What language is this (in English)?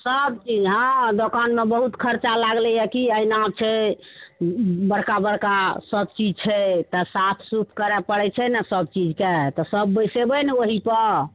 Maithili